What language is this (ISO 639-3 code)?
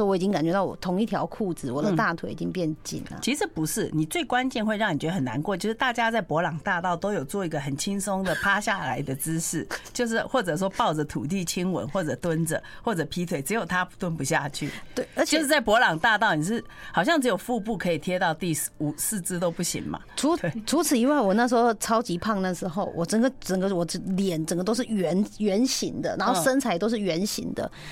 zho